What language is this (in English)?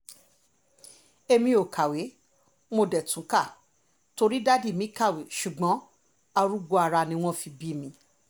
Yoruba